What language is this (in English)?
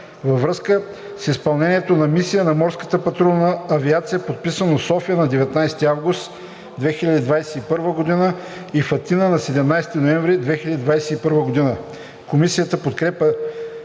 Bulgarian